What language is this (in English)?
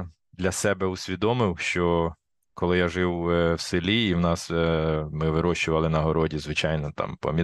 Ukrainian